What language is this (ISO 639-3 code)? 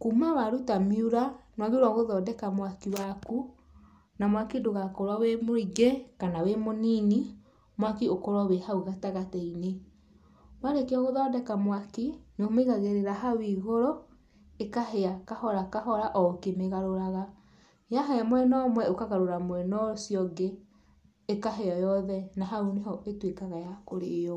kik